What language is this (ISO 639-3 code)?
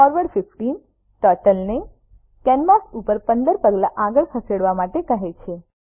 guj